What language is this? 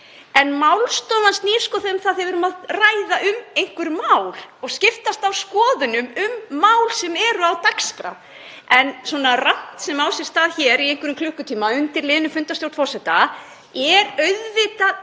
Icelandic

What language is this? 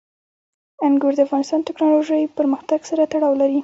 Pashto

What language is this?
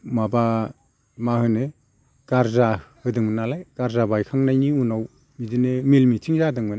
Bodo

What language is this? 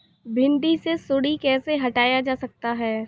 Hindi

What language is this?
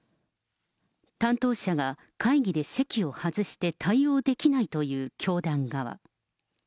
Japanese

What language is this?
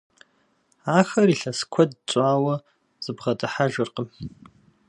Kabardian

